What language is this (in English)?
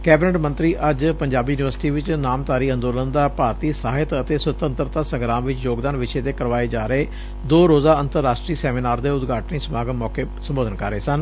Punjabi